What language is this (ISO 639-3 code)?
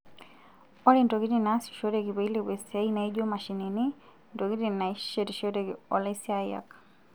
mas